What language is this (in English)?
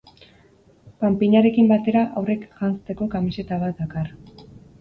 Basque